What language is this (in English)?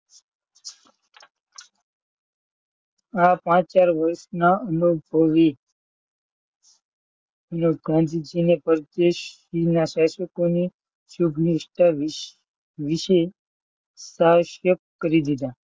Gujarati